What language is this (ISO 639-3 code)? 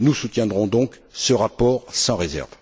fra